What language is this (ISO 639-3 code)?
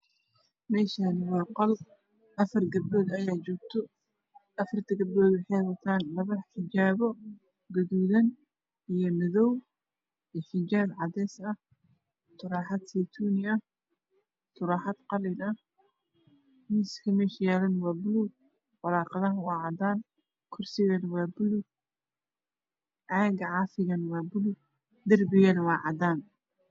som